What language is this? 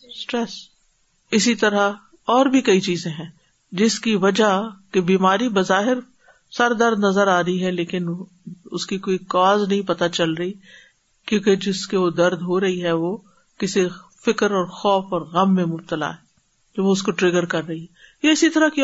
Urdu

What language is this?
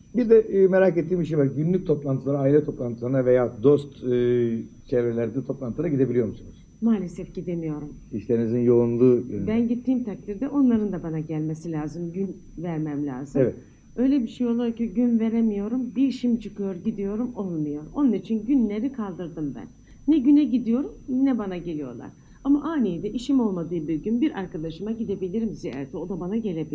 Turkish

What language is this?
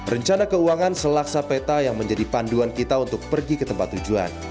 Indonesian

